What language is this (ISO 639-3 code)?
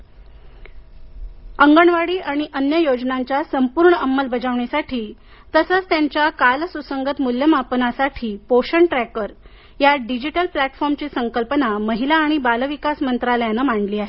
mar